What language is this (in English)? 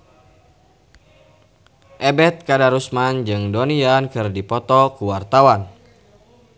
Sundanese